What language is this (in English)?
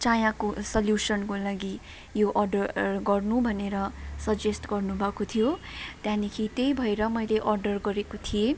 Nepali